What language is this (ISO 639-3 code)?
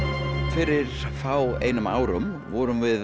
isl